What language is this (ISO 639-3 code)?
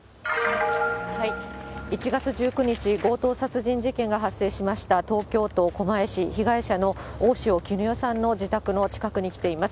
jpn